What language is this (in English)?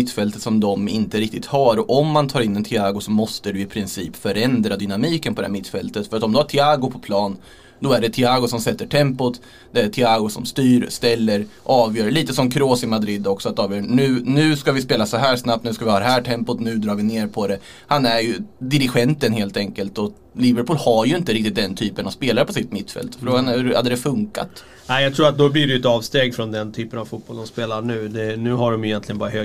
Swedish